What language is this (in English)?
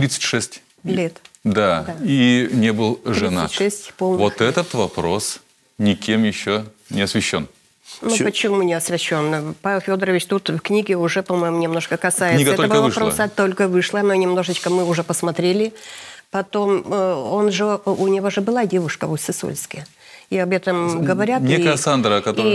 Russian